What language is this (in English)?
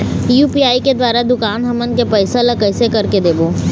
Chhattisgarhi